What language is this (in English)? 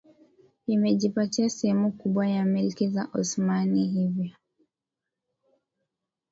Swahili